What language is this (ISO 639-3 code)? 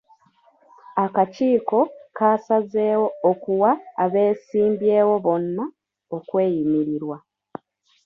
lug